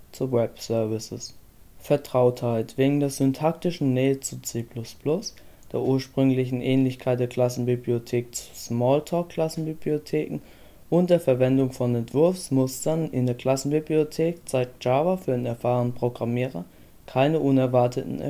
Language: German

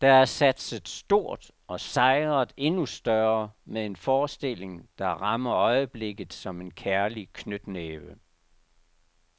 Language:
Danish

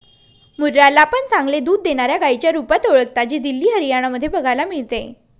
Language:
Marathi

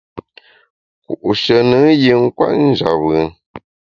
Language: Bamun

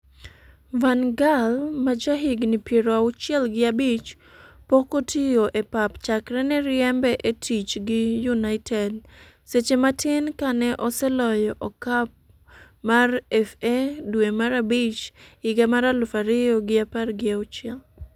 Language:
Luo (Kenya and Tanzania)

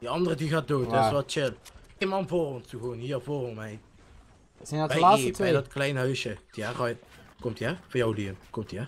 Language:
Dutch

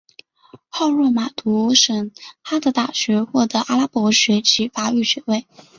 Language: Chinese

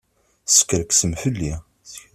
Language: Kabyle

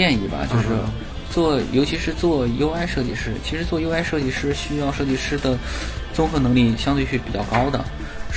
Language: Chinese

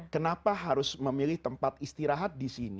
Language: Indonesian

